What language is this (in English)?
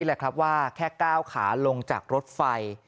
Thai